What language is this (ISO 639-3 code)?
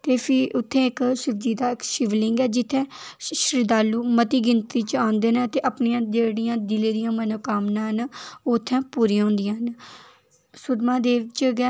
doi